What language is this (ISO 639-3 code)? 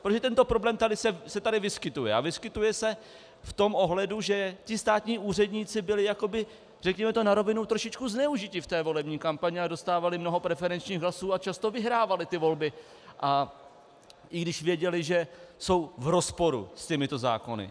ces